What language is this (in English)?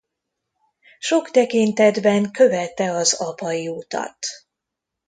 Hungarian